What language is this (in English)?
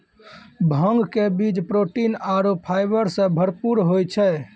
Maithili